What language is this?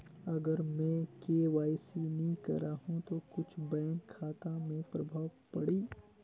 Chhattisgarhi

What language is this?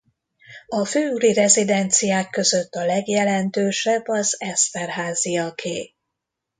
Hungarian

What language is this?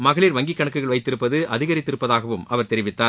Tamil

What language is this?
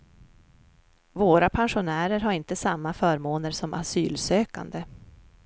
Swedish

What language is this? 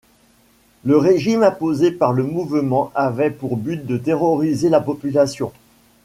French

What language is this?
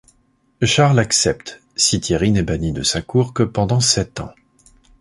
French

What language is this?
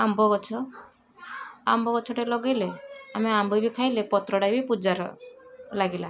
Odia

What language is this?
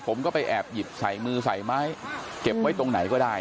Thai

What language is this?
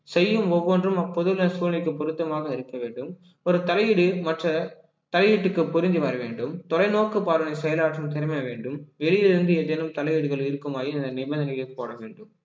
Tamil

